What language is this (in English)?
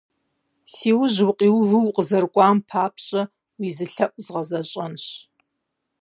Kabardian